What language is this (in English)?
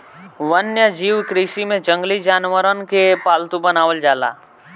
Bhojpuri